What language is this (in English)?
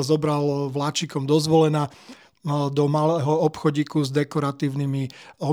Slovak